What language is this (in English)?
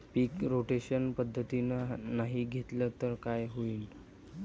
Marathi